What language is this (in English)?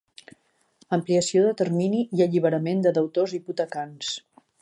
Catalan